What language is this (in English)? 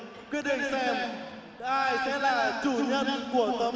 Vietnamese